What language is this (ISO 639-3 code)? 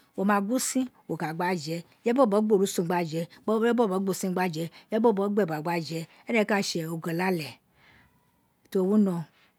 its